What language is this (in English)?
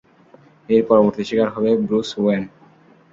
Bangla